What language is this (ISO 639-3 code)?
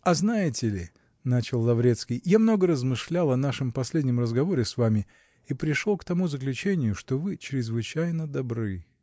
rus